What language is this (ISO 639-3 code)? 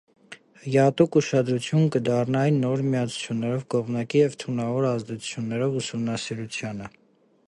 hye